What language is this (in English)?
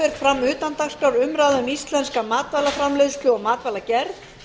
Icelandic